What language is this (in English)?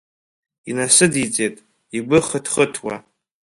Abkhazian